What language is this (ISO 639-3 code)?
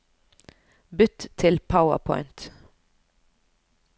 nor